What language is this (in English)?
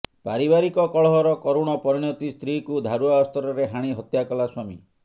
Odia